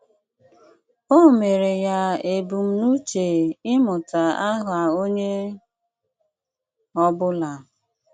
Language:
Igbo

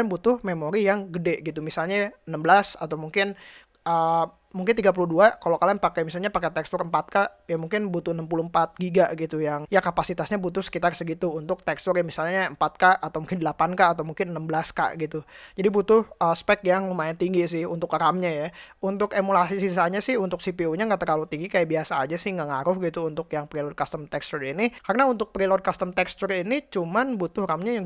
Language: Indonesian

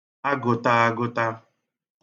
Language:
Igbo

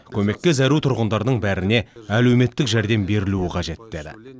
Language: Kazakh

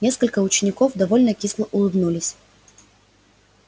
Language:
Russian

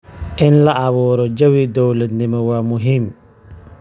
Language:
Somali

